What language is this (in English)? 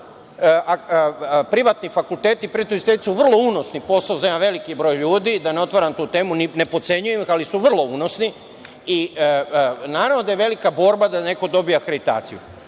Serbian